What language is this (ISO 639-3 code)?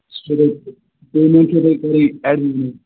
kas